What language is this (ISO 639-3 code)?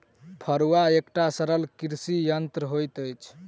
mai